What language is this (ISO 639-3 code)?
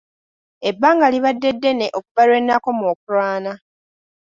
lug